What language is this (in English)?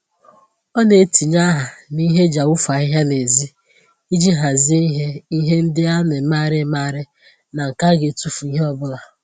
Igbo